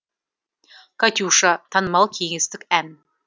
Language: Kazakh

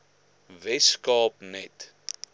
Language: Afrikaans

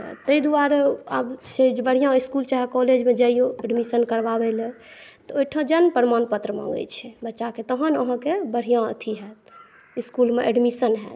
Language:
Maithili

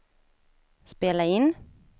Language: Swedish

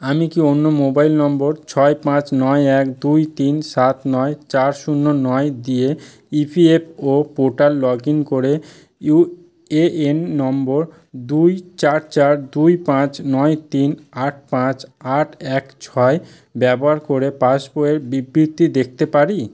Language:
Bangla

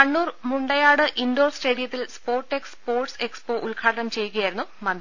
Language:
Malayalam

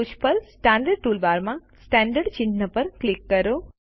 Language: Gujarati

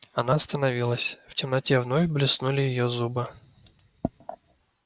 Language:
Russian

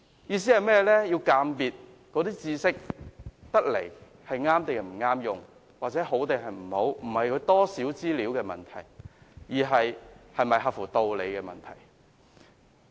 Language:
Cantonese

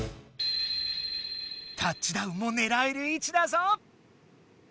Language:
Japanese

